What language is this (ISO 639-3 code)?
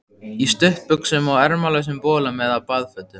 isl